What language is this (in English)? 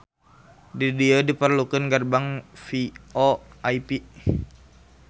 Sundanese